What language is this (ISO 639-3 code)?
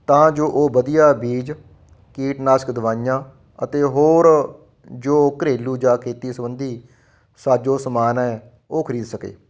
pan